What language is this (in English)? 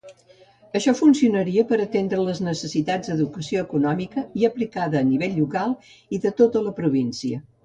Catalan